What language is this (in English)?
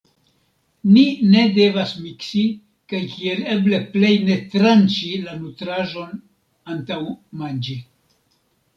Esperanto